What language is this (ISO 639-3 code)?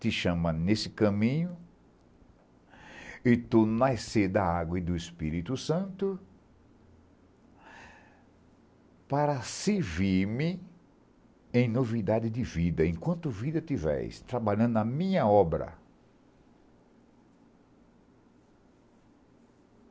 por